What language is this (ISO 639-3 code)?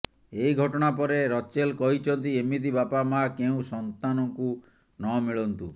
ori